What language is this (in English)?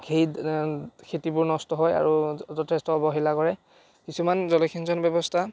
Assamese